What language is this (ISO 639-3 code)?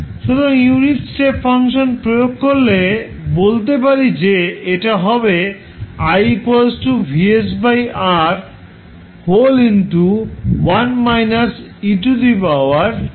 ben